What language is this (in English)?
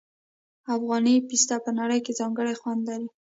Pashto